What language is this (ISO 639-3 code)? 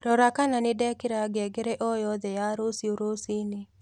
kik